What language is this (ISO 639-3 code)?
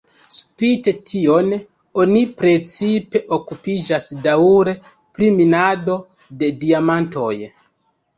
epo